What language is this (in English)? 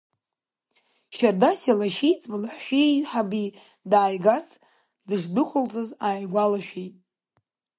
Abkhazian